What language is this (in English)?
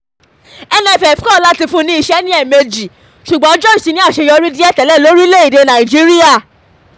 Yoruba